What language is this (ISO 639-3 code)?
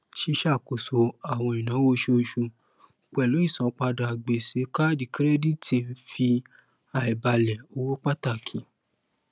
yor